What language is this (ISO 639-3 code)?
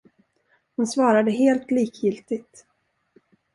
swe